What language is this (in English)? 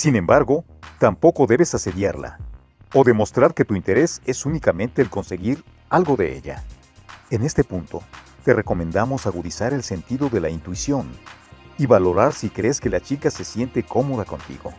Spanish